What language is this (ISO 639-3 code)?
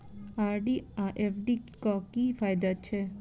mai